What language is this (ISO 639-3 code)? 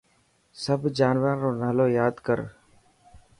mki